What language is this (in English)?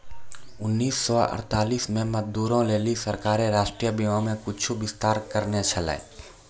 Maithili